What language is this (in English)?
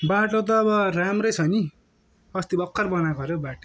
Nepali